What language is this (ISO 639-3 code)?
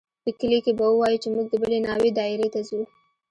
pus